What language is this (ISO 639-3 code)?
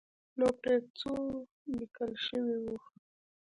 pus